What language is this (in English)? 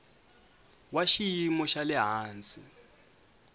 Tsonga